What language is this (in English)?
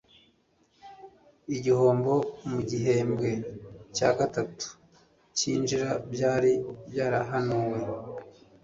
Kinyarwanda